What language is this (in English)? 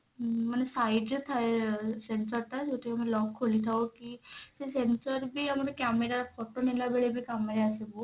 Odia